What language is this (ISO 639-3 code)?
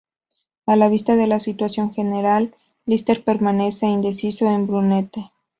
spa